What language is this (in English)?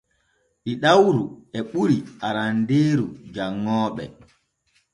Borgu Fulfulde